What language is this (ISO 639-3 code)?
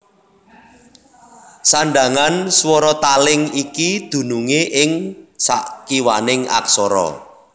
jav